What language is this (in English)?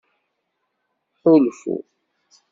Kabyle